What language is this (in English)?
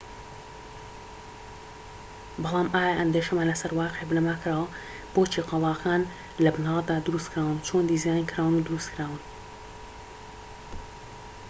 Central Kurdish